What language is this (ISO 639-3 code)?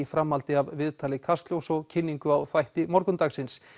isl